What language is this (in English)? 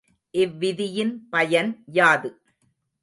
Tamil